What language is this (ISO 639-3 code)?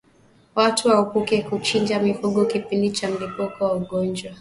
swa